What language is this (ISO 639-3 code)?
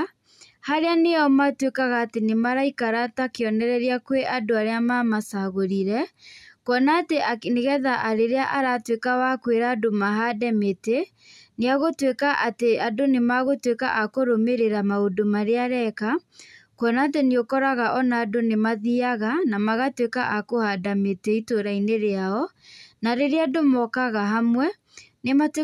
kik